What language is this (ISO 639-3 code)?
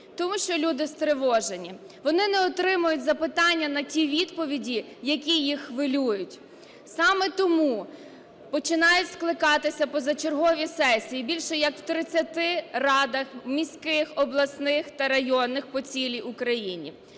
ukr